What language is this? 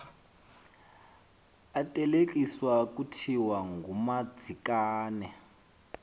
Xhosa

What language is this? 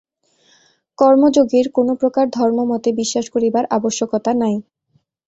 Bangla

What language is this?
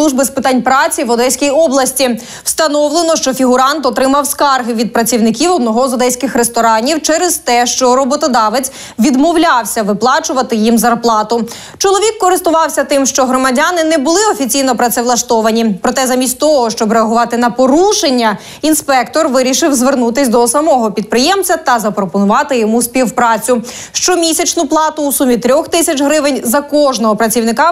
Ukrainian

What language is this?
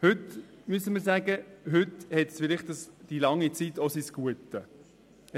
Swiss German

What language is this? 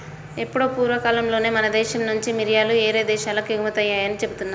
Telugu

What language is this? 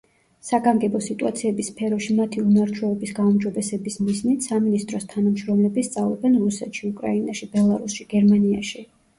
Georgian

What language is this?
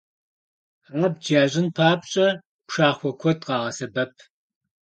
Kabardian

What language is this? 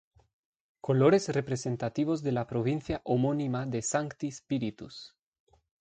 Spanish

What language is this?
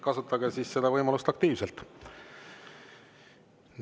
Estonian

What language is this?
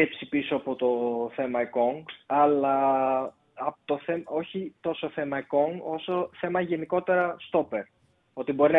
Greek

